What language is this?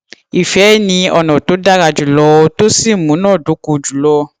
Yoruba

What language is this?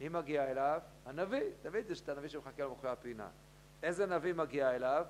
Hebrew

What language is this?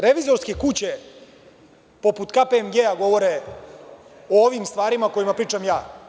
Serbian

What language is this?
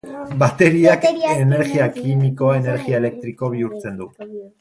Basque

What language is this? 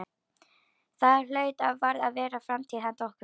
Icelandic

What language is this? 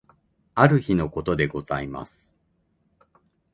Japanese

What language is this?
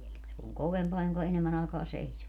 Finnish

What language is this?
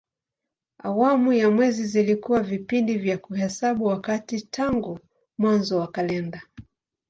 Swahili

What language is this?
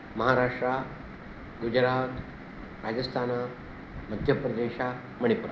Sanskrit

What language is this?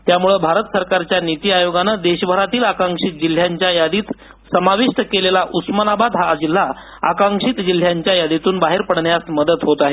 Marathi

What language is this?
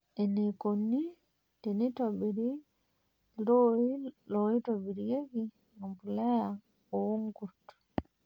Masai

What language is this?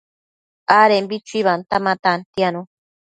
Matsés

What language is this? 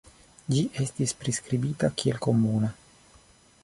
Esperanto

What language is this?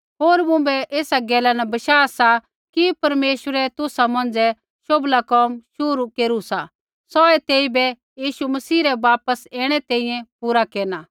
Kullu Pahari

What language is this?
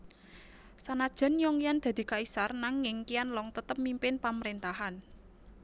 Javanese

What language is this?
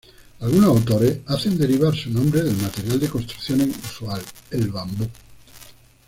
Spanish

